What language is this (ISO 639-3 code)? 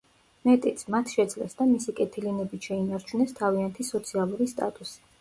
kat